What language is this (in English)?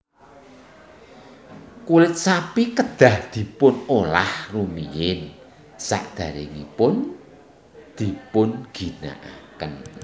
Javanese